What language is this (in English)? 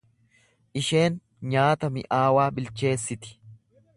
Oromo